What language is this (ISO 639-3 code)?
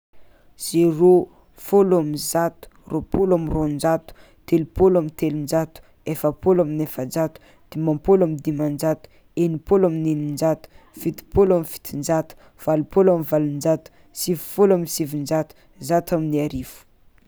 xmw